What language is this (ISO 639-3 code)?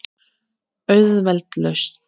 isl